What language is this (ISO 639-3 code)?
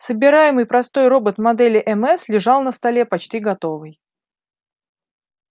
rus